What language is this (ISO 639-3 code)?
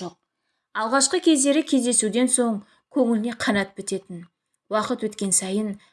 tur